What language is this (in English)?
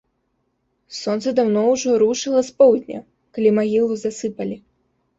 Belarusian